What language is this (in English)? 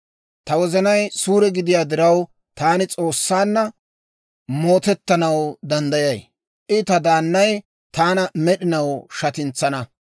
Dawro